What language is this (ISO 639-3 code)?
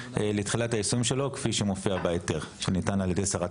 heb